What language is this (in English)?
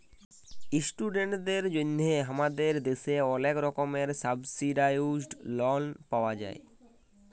Bangla